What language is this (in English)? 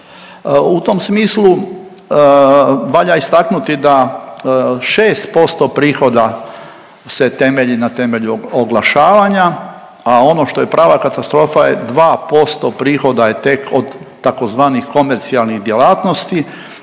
Croatian